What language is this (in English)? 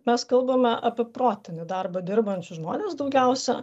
Lithuanian